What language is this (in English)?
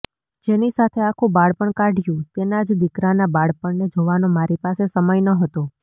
Gujarati